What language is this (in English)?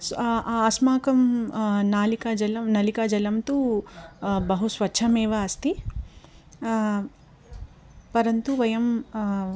Sanskrit